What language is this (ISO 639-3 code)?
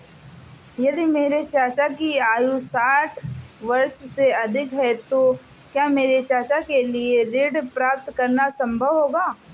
hin